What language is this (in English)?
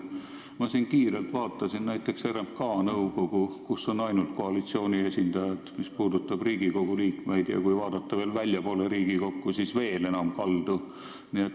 Estonian